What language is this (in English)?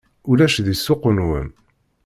Kabyle